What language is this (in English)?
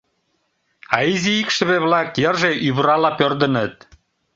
Mari